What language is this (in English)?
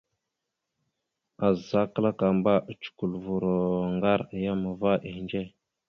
Mada (Cameroon)